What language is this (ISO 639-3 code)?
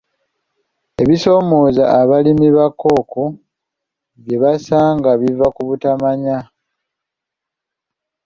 lug